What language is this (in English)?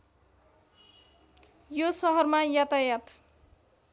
Nepali